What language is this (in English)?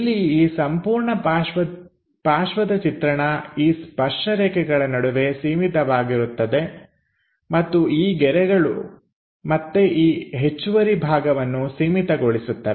Kannada